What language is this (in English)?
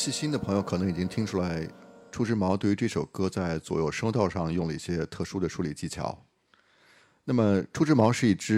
Chinese